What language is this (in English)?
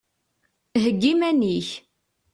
Kabyle